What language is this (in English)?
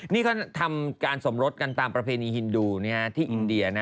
Thai